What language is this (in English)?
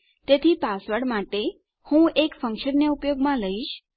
Gujarati